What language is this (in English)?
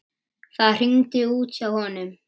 Icelandic